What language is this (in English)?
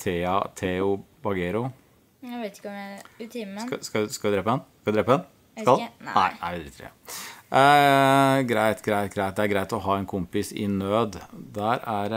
Norwegian